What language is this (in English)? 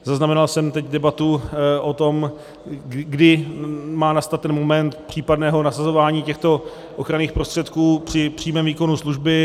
Czech